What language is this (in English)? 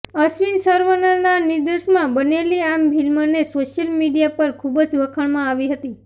Gujarati